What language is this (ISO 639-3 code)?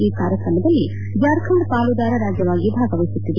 kan